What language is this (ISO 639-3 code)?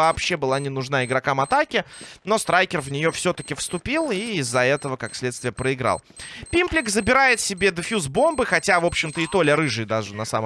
rus